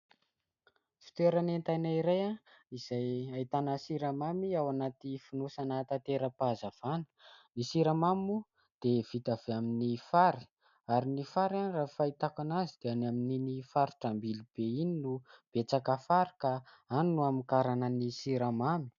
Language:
Malagasy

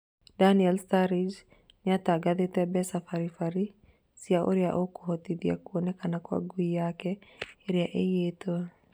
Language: Kikuyu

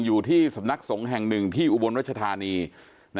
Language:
Thai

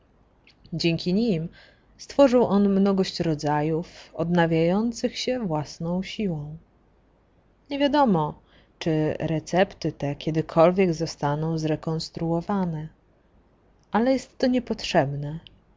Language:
Polish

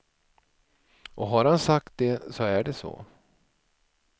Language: Swedish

